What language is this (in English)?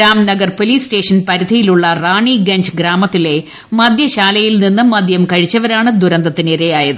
Malayalam